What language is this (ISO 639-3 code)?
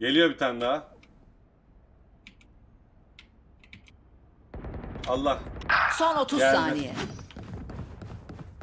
tur